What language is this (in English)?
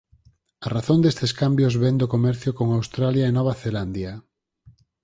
Galician